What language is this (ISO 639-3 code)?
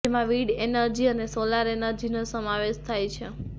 guj